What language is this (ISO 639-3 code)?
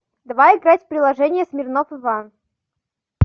rus